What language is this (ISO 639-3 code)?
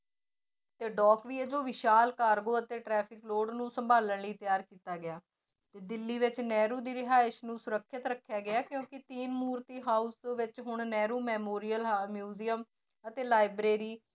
pan